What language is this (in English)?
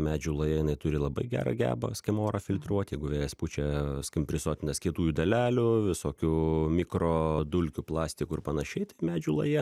Lithuanian